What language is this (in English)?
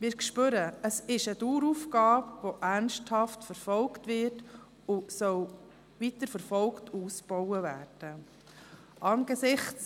Swiss German